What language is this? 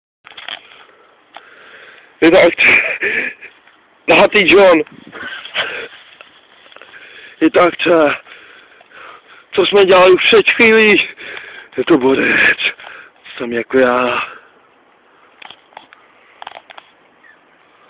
Czech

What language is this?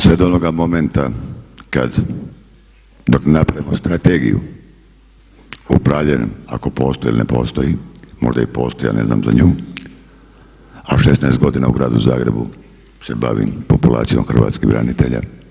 Croatian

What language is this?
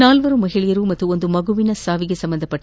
Kannada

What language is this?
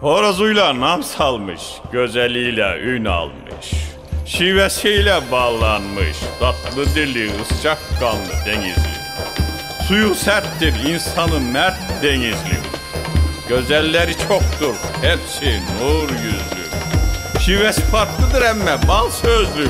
Turkish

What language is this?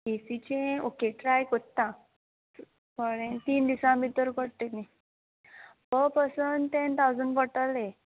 Konkani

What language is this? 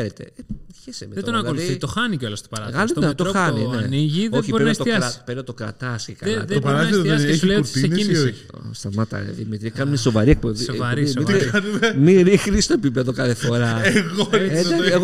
Greek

